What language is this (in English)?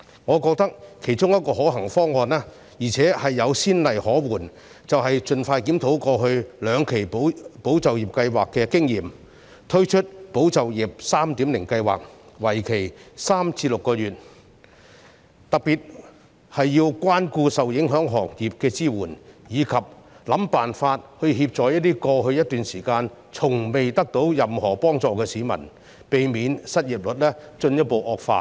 Cantonese